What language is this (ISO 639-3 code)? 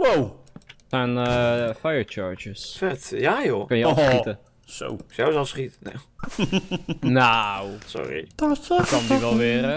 nld